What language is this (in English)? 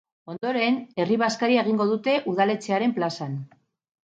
Basque